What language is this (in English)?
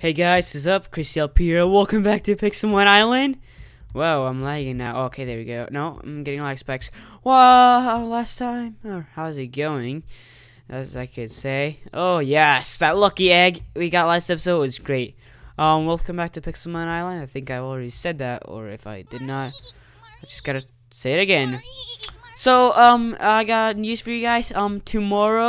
English